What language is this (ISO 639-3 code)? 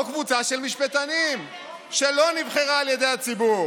heb